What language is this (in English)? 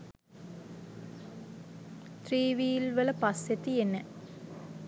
Sinhala